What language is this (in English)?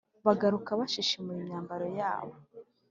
Kinyarwanda